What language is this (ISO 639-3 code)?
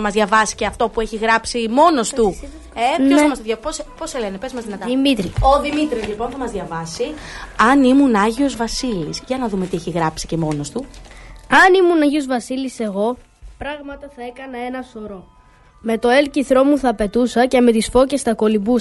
ell